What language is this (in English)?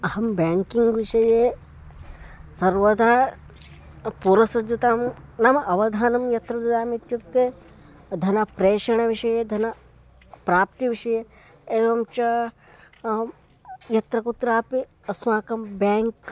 Sanskrit